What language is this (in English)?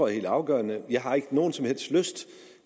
Danish